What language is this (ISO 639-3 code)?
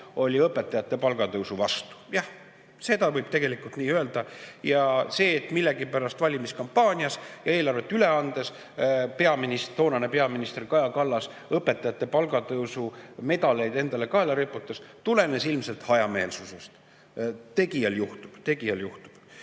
est